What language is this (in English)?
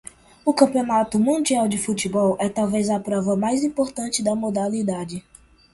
Portuguese